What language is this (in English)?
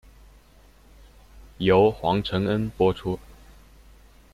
Chinese